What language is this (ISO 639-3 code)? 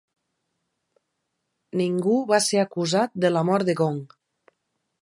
cat